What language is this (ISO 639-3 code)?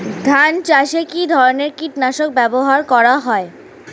ben